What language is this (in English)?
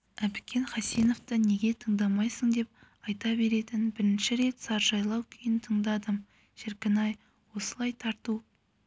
Kazakh